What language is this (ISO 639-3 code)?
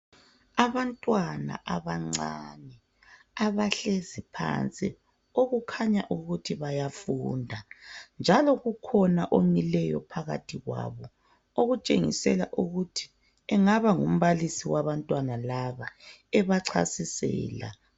nde